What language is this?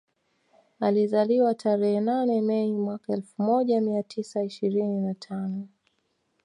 Swahili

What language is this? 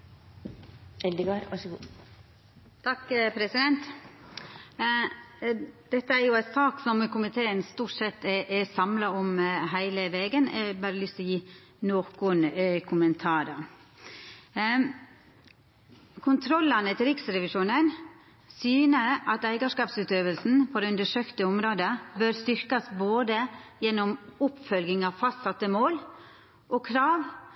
Norwegian Nynorsk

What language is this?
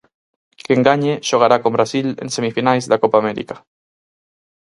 Galician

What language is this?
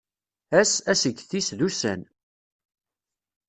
Kabyle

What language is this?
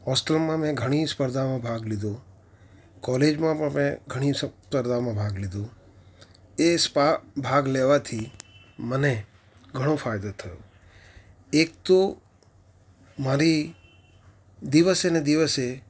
Gujarati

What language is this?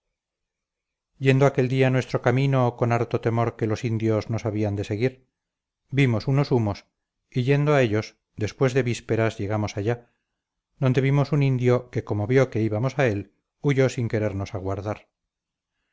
Spanish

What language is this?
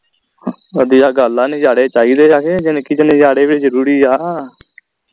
Punjabi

